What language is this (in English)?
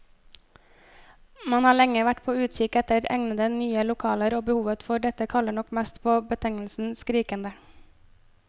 Norwegian